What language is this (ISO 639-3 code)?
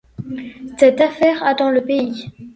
fra